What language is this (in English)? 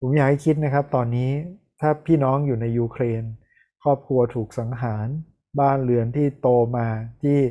Thai